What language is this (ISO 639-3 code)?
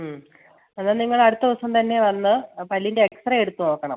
mal